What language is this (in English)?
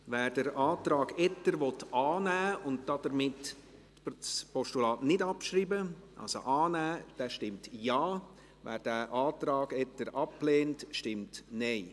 Swiss German